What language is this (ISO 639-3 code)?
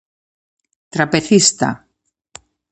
glg